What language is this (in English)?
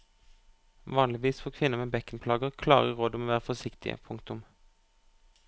Norwegian